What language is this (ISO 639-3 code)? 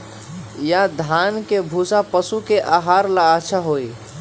mag